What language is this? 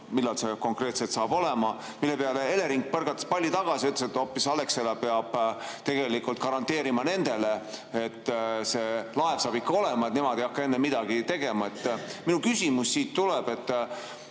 Estonian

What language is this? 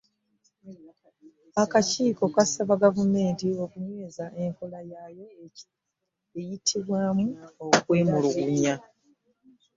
Ganda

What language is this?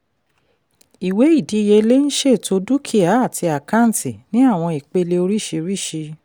Yoruba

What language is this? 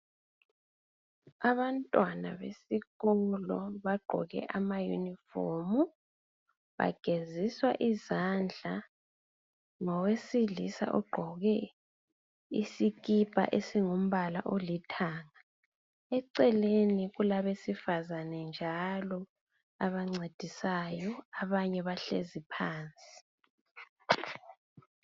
North Ndebele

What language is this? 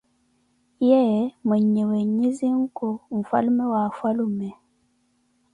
Koti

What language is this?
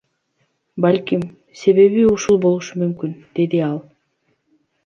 Kyrgyz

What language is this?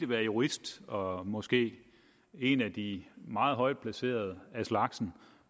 Danish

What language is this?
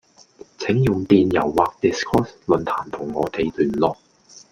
Cantonese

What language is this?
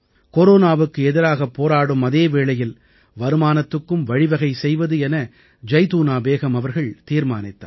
Tamil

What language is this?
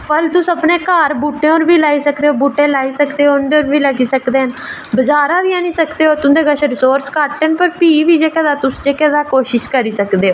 Dogri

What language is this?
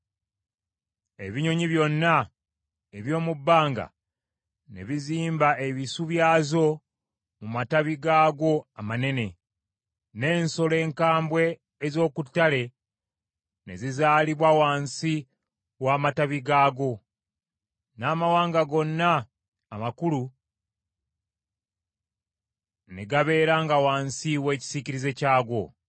Ganda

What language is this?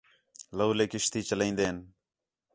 Khetrani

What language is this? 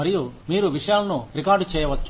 Telugu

